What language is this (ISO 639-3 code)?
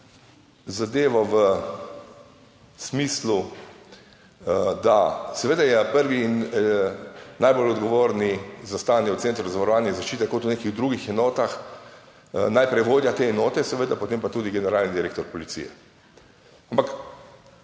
slv